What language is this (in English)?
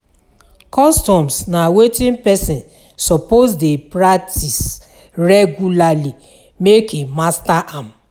Nigerian Pidgin